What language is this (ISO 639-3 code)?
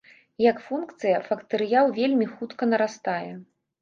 bel